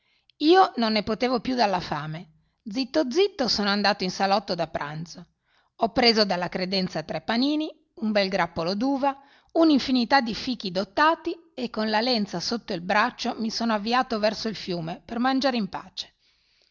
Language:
Italian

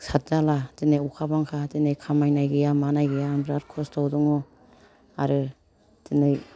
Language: Bodo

